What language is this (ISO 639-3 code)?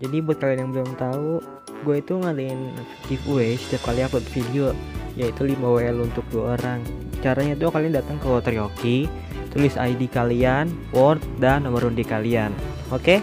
ind